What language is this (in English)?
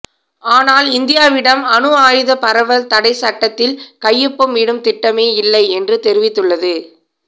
Tamil